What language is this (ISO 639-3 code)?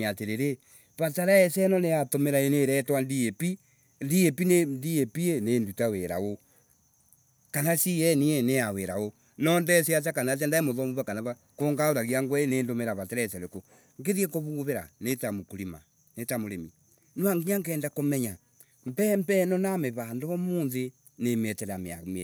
ebu